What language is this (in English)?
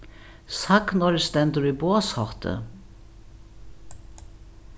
Faroese